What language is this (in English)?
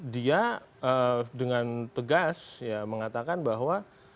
Indonesian